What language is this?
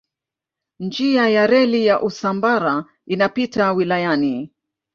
Swahili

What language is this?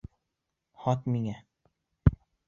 Bashkir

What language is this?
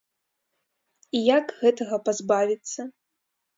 Belarusian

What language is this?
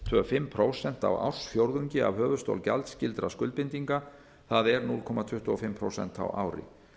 Icelandic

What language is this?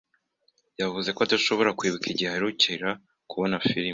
Kinyarwanda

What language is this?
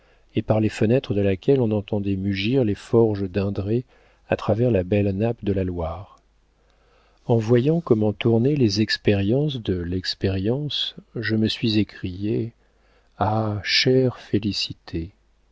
French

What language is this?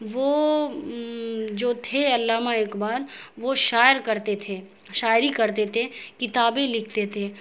Urdu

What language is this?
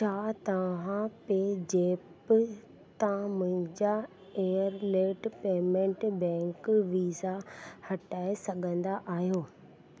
Sindhi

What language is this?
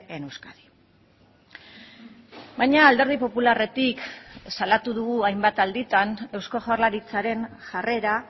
Basque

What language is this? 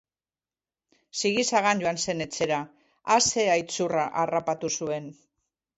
Basque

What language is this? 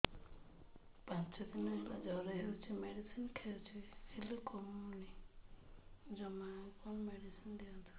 Odia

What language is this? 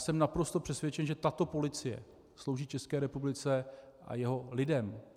Czech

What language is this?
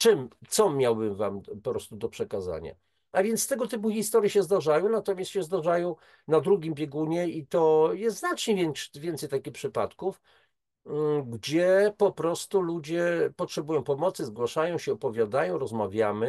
Polish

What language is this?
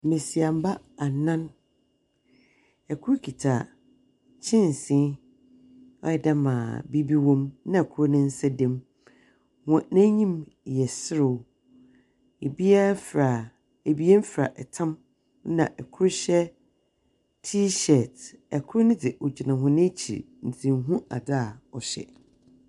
Akan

